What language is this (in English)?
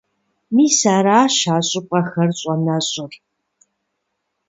Kabardian